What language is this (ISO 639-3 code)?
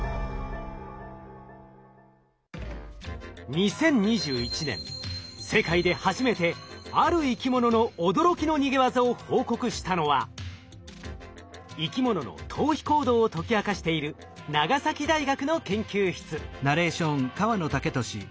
jpn